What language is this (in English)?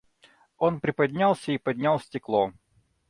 Russian